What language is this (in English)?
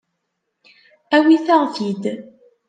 Kabyle